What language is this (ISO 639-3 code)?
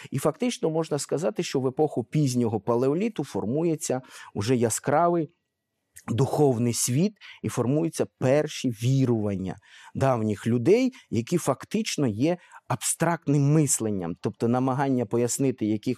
ukr